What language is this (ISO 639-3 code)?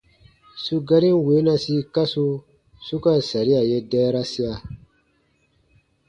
bba